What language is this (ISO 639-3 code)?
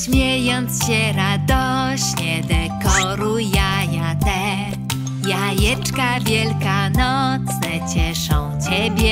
pol